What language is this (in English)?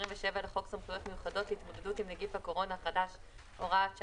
Hebrew